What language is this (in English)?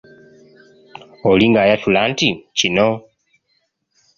Ganda